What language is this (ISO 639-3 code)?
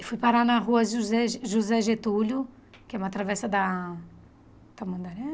por